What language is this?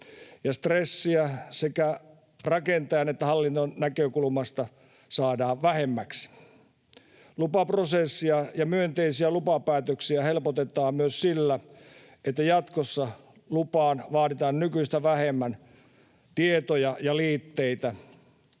Finnish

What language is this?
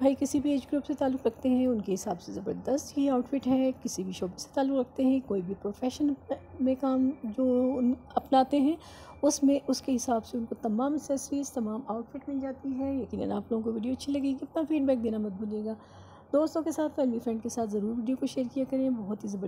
Hindi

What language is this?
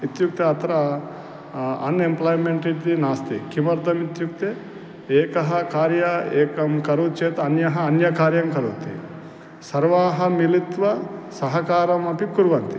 Sanskrit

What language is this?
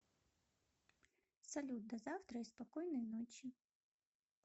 Russian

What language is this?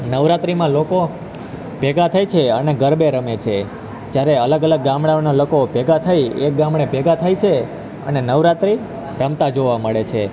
Gujarati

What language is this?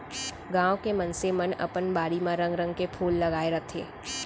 Chhattisgarhi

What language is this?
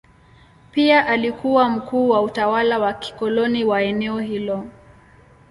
Swahili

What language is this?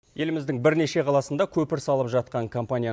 Kazakh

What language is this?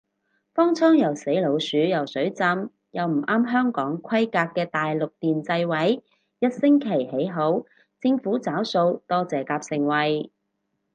Cantonese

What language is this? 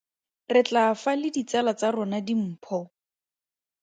Tswana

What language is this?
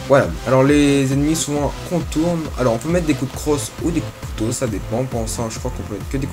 French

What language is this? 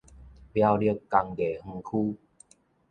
Min Nan Chinese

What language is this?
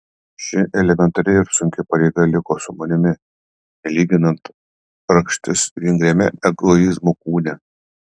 Lithuanian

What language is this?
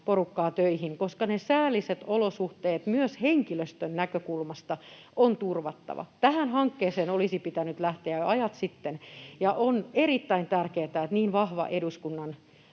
Finnish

